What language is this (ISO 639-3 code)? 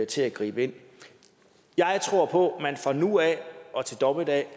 dan